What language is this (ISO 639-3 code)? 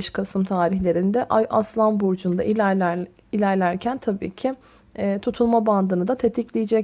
tur